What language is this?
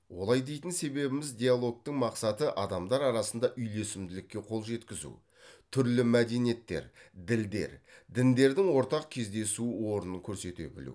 Kazakh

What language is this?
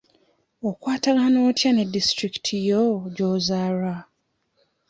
Ganda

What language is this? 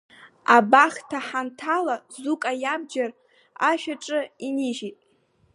Abkhazian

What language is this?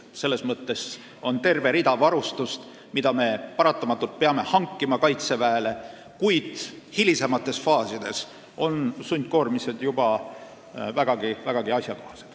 Estonian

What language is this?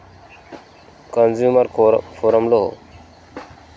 Telugu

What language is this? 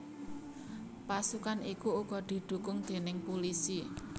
Javanese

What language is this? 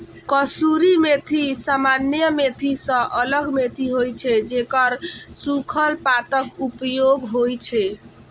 Maithili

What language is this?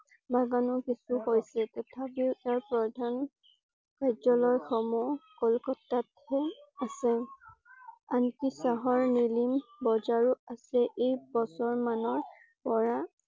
Assamese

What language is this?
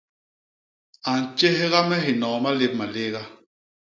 Basaa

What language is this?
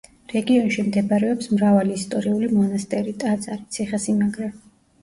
Georgian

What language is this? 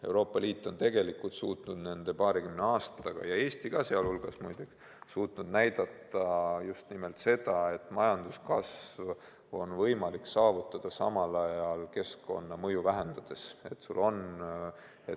Estonian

